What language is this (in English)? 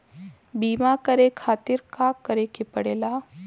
Bhojpuri